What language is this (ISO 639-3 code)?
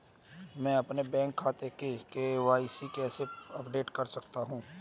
hin